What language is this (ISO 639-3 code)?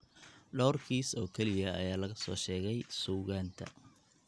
som